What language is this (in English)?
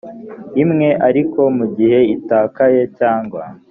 Kinyarwanda